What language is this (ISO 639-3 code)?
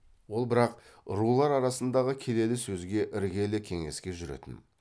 kaz